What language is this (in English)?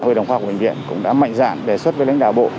Vietnamese